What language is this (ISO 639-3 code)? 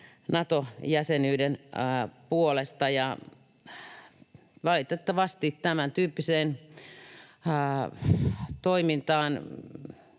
fin